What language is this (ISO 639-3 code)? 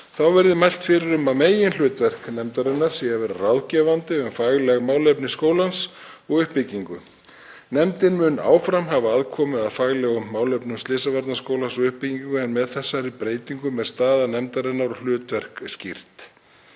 isl